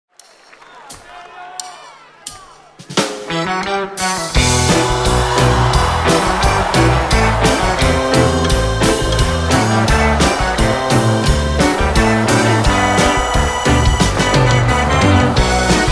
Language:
Romanian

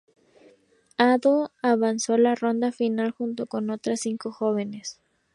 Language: Spanish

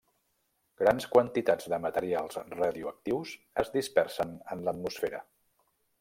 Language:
Catalan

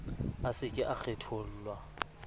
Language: Southern Sotho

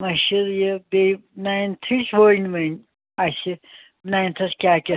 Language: Kashmiri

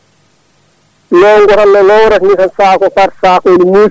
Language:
Fula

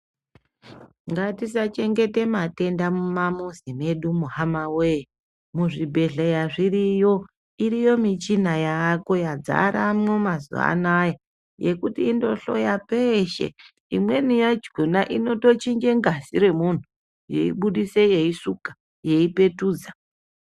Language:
Ndau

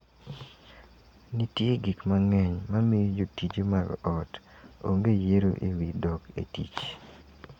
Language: Luo (Kenya and Tanzania)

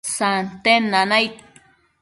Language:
Matsés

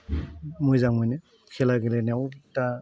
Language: Bodo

